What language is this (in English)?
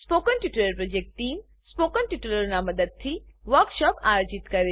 Gujarati